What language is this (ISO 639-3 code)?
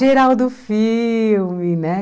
por